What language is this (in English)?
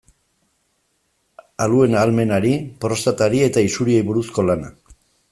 Basque